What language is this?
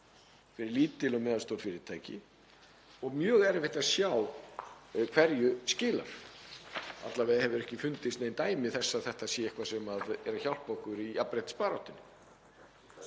Icelandic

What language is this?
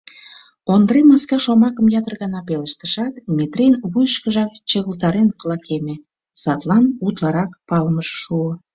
Mari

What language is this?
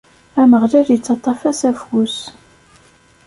Kabyle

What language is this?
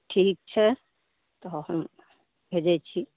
Maithili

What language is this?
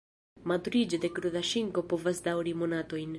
Esperanto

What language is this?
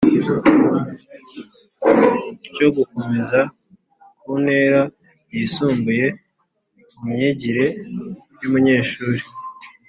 Kinyarwanda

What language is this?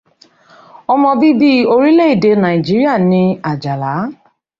Yoruba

